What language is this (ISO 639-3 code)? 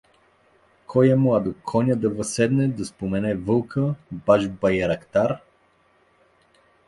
bul